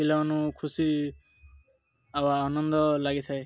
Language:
Odia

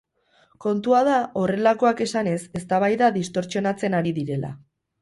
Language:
Basque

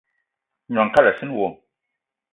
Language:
Eton (Cameroon)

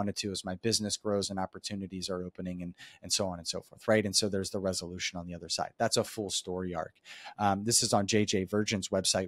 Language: English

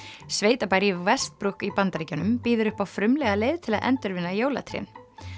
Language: Icelandic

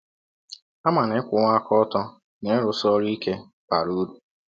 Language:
Igbo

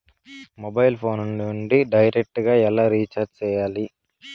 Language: Telugu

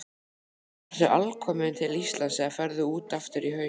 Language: Icelandic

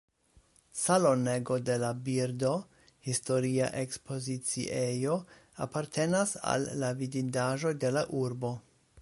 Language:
Esperanto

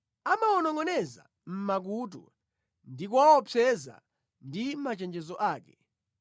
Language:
Nyanja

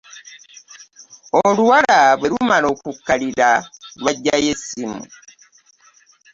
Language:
Ganda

